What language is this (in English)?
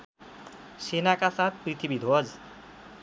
Nepali